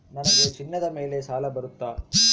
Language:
Kannada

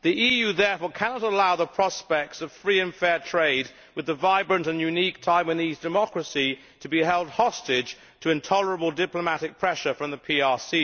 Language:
English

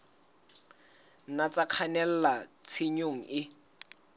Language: Southern Sotho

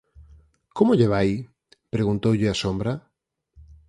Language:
Galician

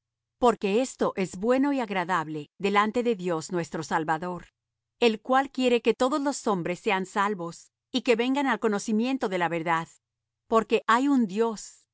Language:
Spanish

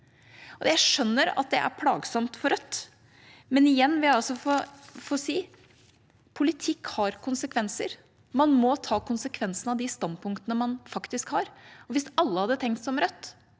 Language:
Norwegian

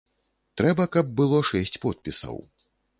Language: Belarusian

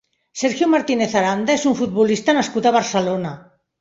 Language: Catalan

